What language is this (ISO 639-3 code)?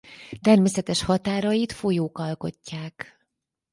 hun